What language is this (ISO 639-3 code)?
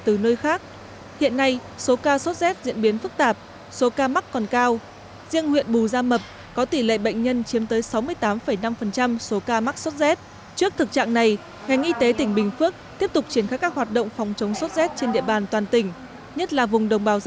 vie